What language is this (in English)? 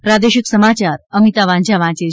Gujarati